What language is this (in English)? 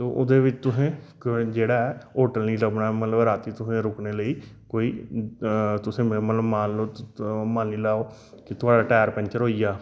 Dogri